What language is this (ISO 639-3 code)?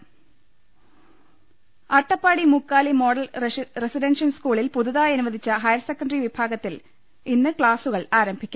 mal